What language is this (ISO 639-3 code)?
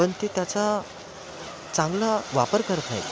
mar